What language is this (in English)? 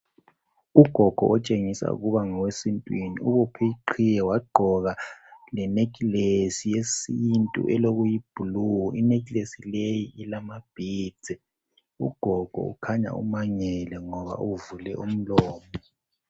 North Ndebele